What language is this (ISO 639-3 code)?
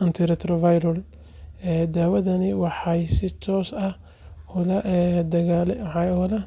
som